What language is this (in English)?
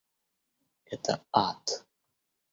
Russian